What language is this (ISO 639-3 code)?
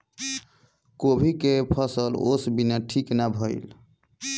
bho